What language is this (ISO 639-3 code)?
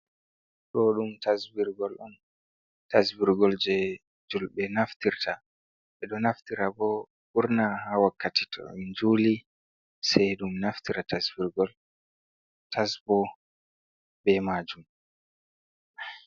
ful